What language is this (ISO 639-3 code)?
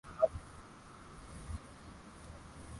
swa